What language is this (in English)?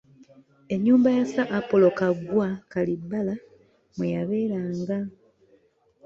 Ganda